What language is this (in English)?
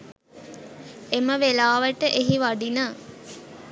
Sinhala